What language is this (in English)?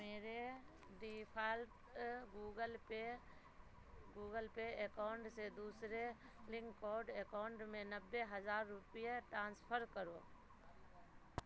Urdu